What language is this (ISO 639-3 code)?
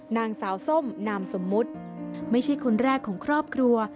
tha